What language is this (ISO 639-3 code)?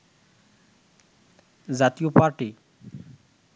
ben